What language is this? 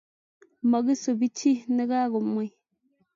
Kalenjin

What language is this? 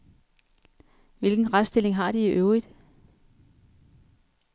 Danish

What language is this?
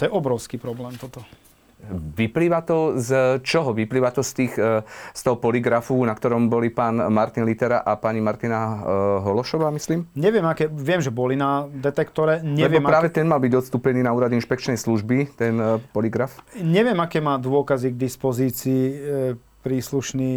Slovak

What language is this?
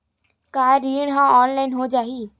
Chhattisgarhi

